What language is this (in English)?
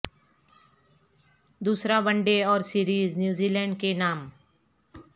Urdu